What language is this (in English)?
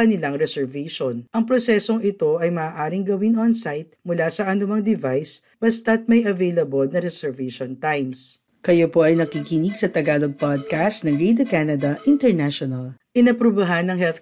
Filipino